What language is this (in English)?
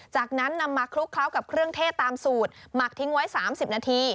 Thai